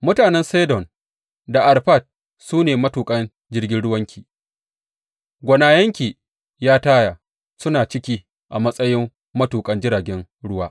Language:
Hausa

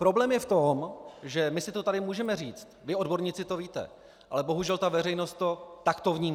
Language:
Czech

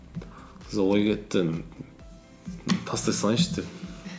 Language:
Kazakh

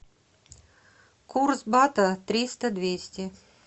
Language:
Russian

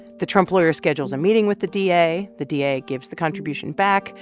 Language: English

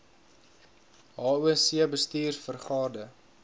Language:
Afrikaans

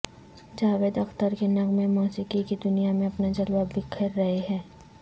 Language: Urdu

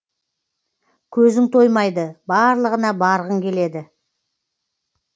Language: Kazakh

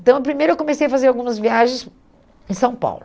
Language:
Portuguese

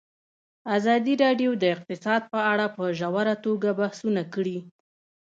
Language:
Pashto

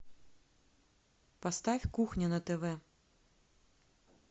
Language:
Russian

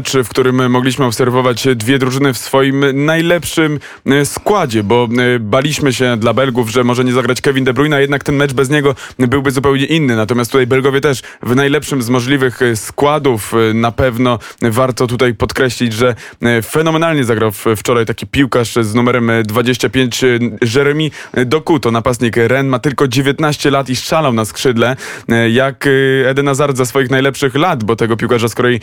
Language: Polish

